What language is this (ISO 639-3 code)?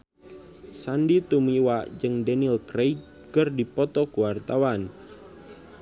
sun